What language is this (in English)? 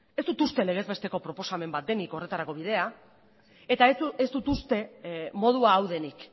Basque